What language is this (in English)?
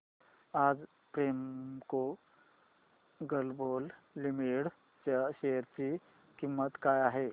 Marathi